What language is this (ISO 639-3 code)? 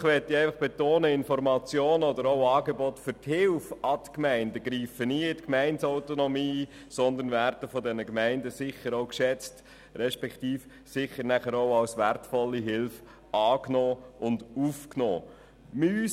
gsw